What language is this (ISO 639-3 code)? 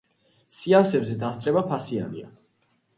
kat